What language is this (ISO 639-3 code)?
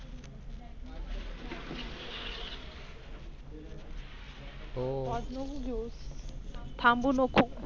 mar